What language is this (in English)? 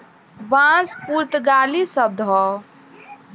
Bhojpuri